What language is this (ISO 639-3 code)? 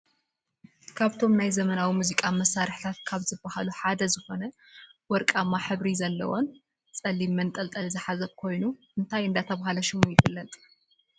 tir